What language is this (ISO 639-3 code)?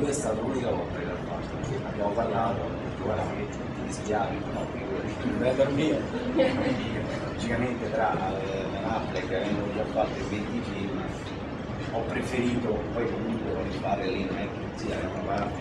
ita